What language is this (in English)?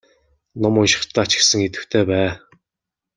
Mongolian